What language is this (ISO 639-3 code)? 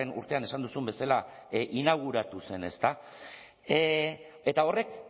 eus